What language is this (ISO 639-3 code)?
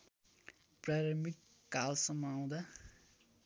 nep